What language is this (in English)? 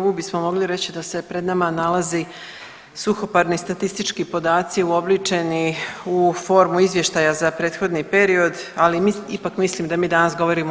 Croatian